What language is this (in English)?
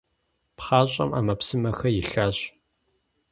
Kabardian